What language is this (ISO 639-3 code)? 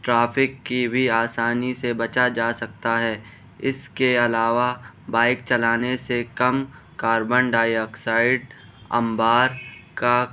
urd